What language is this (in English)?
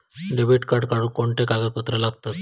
Marathi